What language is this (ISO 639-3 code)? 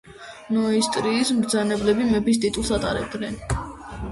kat